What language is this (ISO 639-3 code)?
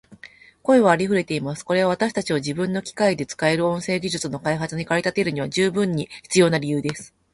jpn